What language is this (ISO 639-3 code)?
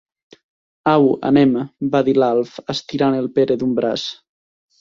cat